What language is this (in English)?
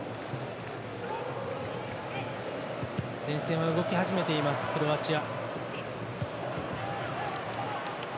Japanese